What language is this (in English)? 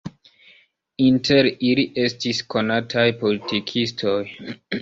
Esperanto